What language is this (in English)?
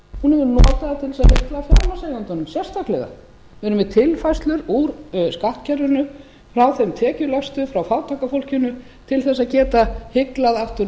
Icelandic